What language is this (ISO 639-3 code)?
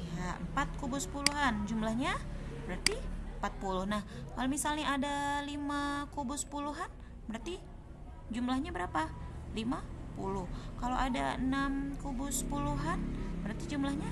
ind